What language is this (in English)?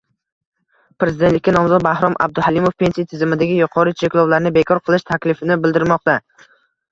Uzbek